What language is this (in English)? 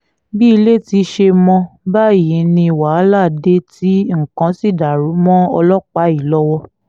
Yoruba